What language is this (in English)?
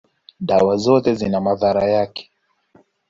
Swahili